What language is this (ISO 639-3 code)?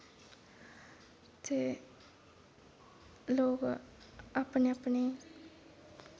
doi